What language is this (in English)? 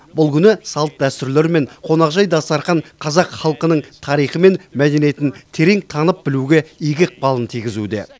Kazakh